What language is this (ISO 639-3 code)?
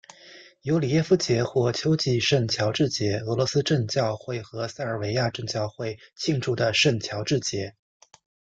zho